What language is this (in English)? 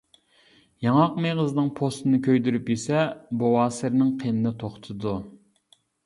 Uyghur